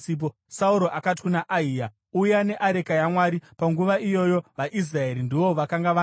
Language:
Shona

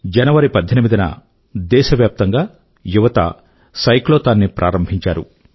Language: Telugu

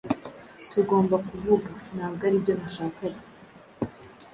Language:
Kinyarwanda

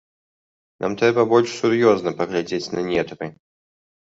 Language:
Belarusian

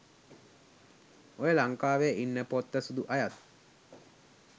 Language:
Sinhala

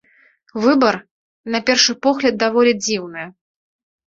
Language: Belarusian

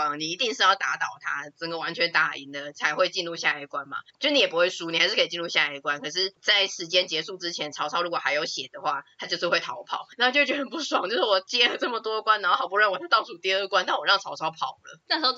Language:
Chinese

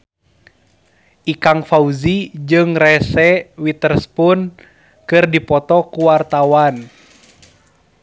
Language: Sundanese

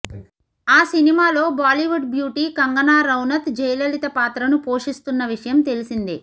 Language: Telugu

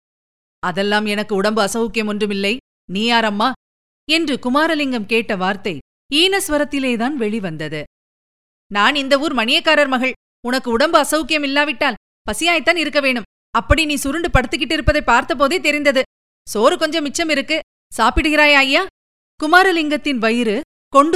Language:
Tamil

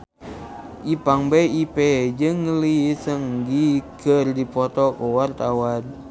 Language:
Sundanese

